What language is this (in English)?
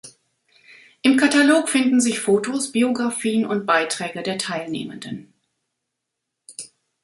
German